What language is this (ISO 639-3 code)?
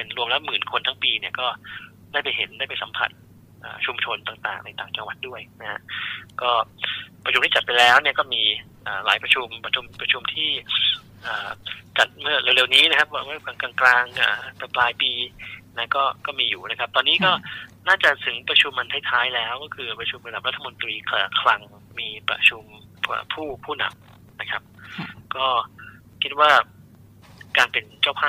tha